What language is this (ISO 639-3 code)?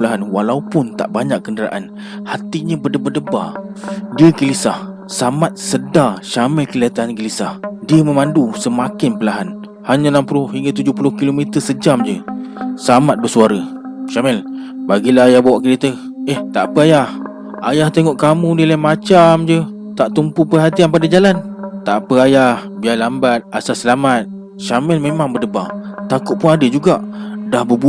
msa